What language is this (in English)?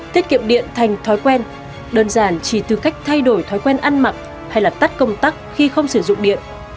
Vietnamese